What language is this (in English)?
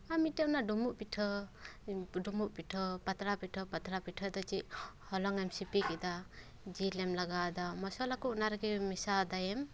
Santali